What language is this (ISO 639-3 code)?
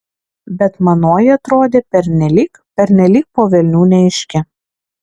lit